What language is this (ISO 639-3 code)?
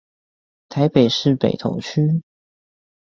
zho